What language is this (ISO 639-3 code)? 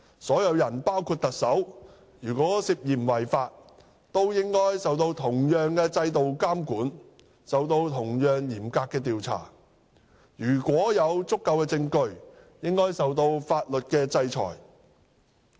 yue